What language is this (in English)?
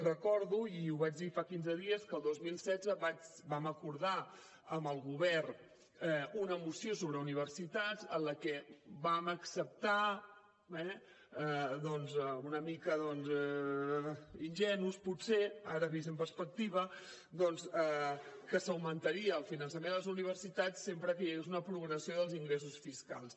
Catalan